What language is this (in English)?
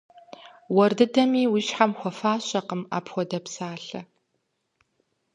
Kabardian